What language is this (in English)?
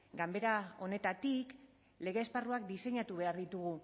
Basque